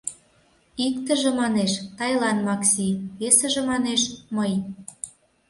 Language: Mari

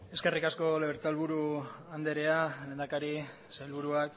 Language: Basque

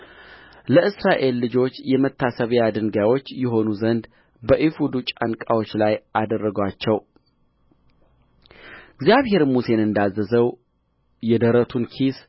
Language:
Amharic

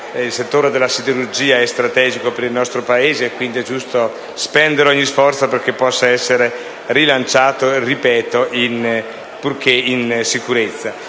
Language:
Italian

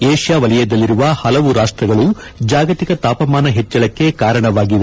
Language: Kannada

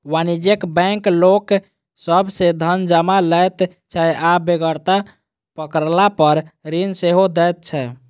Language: Maithili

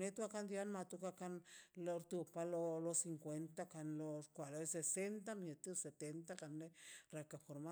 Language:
Mazaltepec Zapotec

